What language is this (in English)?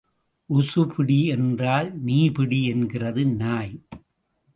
Tamil